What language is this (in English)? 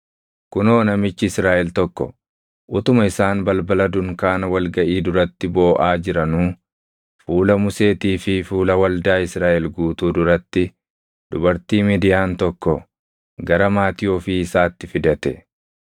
Oromo